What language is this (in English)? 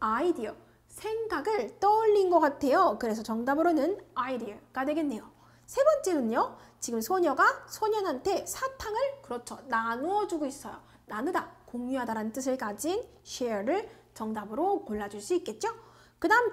Korean